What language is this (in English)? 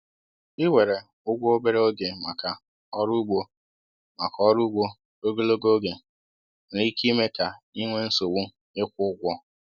Igbo